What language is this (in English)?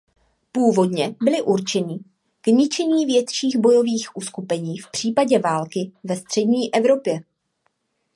Czech